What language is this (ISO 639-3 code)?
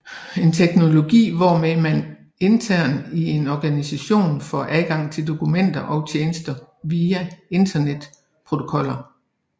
dan